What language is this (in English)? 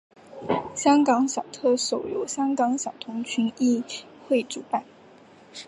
Chinese